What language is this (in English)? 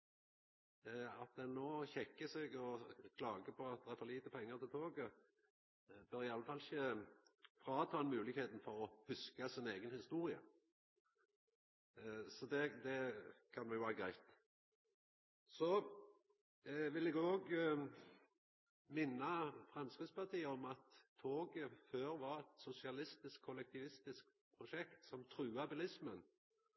Norwegian Nynorsk